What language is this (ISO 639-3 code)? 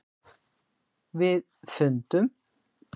isl